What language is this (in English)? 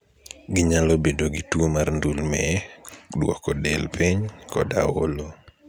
Luo (Kenya and Tanzania)